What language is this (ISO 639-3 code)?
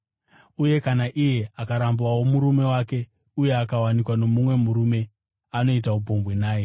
sna